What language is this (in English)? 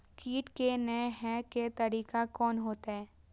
Maithili